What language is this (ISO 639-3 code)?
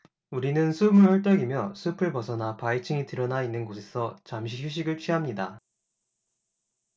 kor